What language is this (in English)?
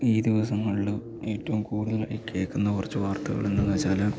Malayalam